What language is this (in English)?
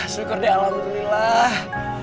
Indonesian